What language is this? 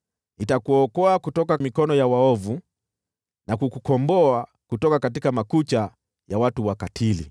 Swahili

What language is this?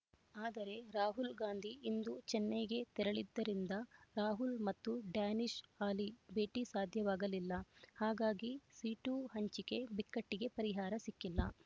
Kannada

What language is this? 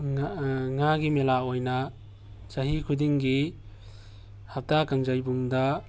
Manipuri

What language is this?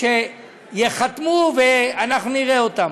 Hebrew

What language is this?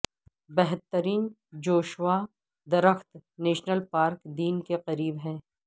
Urdu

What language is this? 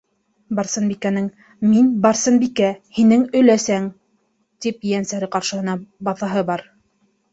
Bashkir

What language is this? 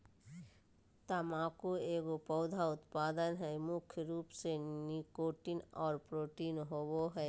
Magahi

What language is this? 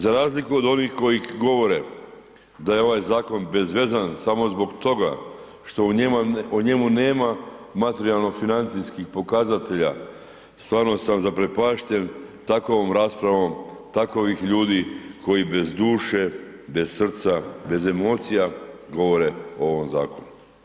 Croatian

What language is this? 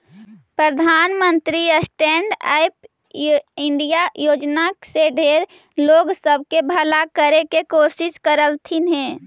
Magahi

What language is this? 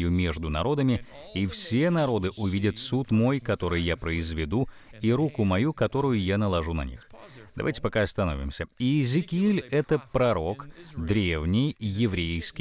Russian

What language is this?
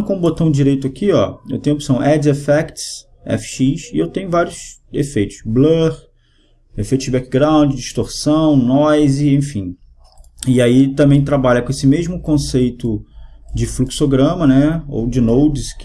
Portuguese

